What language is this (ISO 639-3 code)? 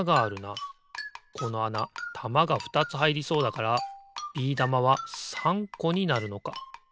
jpn